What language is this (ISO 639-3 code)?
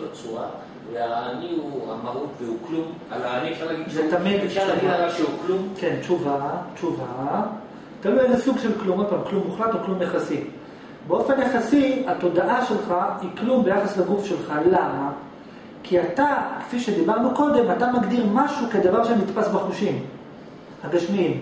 heb